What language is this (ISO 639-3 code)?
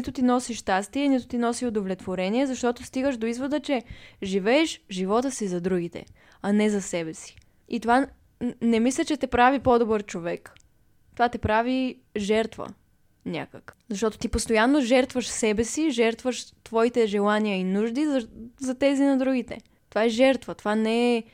bul